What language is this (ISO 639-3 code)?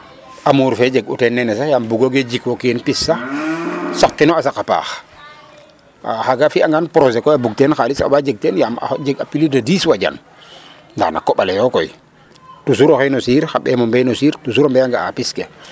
srr